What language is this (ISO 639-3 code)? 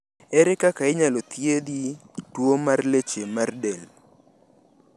luo